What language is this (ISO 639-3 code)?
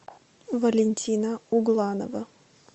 rus